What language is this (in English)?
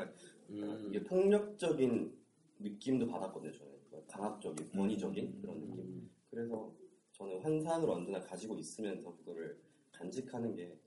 Korean